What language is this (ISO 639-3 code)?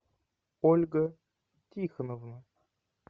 rus